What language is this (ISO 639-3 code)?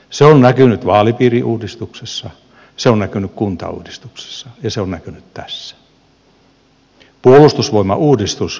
fin